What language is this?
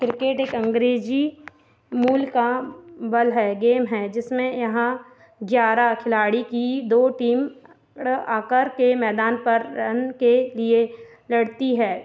Hindi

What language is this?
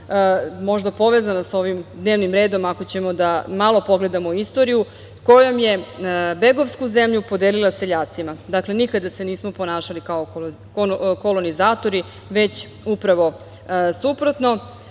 Serbian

